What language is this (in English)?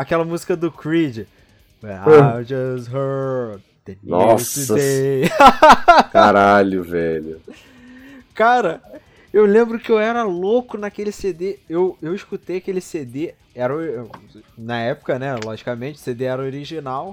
Portuguese